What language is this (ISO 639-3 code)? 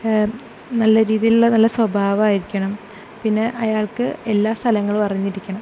mal